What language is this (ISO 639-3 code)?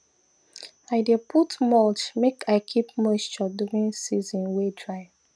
pcm